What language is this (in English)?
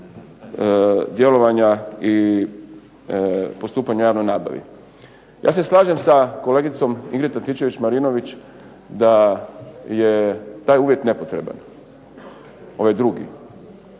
Croatian